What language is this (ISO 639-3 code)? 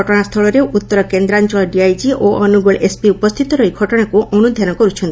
ori